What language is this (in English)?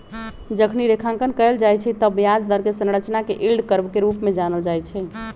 Magahi